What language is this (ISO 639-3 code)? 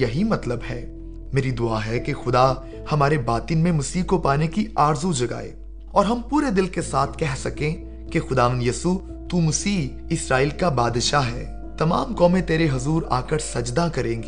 urd